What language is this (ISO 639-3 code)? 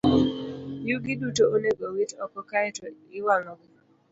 luo